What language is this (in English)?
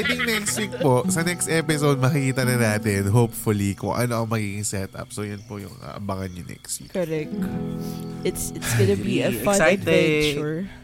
Filipino